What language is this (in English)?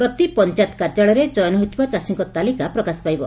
Odia